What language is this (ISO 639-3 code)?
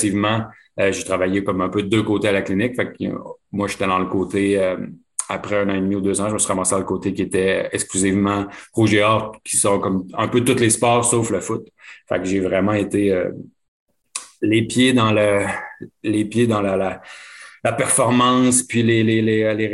fra